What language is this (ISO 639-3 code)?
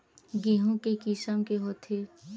hne